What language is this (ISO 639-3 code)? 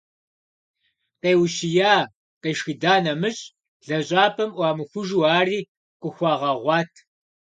kbd